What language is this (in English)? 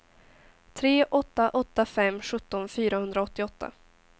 Swedish